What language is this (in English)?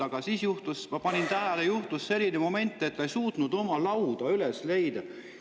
Estonian